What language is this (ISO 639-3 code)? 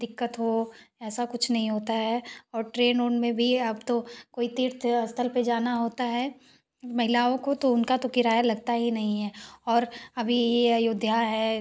hin